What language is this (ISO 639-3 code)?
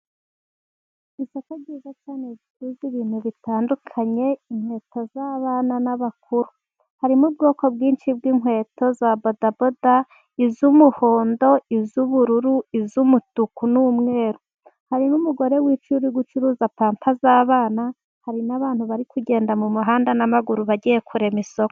kin